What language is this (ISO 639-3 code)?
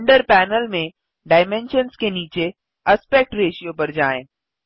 hin